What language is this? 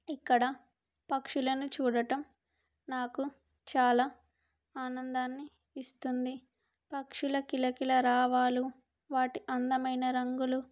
Telugu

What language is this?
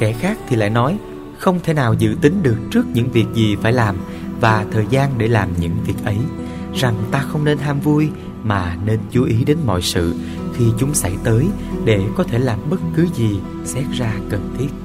Vietnamese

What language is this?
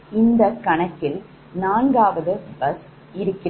Tamil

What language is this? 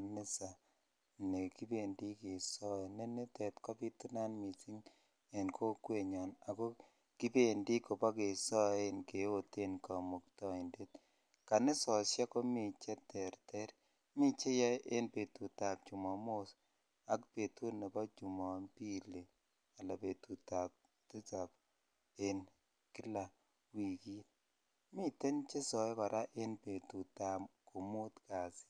Kalenjin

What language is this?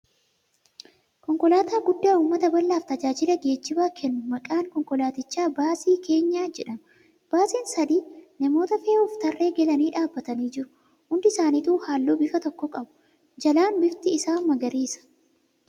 Oromo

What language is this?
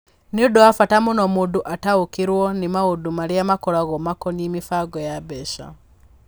Kikuyu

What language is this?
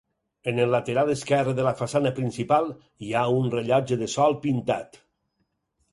Catalan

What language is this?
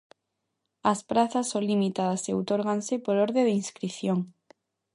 Galician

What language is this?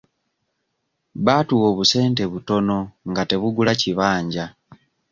Ganda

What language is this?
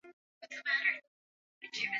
Swahili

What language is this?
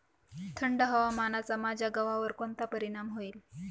Marathi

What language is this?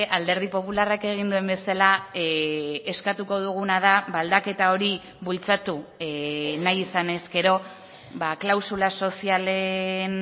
Basque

